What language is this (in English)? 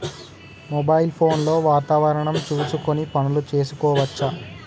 Telugu